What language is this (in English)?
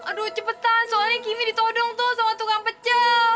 Indonesian